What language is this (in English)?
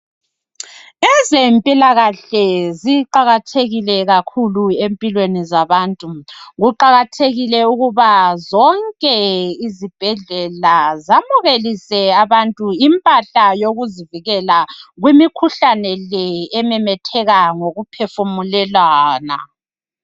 North Ndebele